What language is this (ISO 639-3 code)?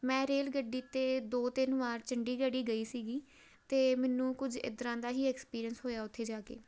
pan